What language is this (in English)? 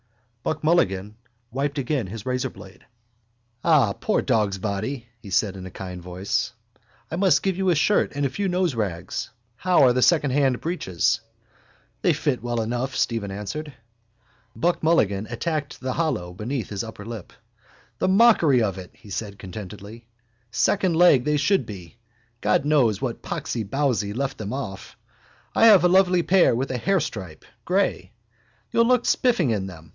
English